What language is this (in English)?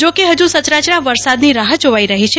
Gujarati